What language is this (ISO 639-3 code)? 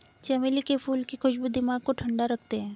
hin